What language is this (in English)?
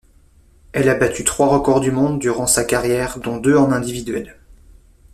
French